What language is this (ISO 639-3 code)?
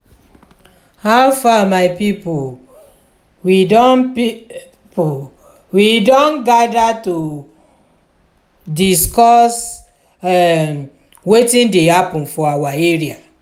pcm